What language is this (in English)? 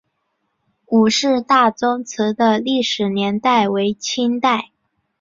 Chinese